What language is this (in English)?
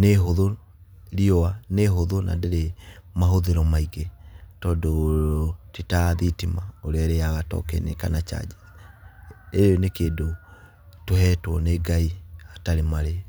Kikuyu